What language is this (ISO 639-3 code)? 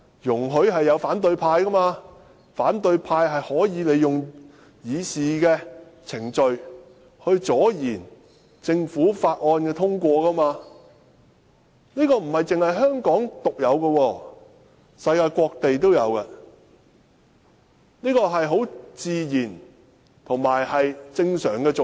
yue